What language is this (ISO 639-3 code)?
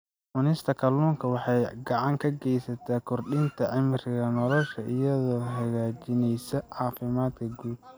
som